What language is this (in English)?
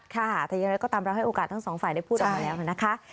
Thai